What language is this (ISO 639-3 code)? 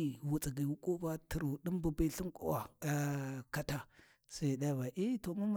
wji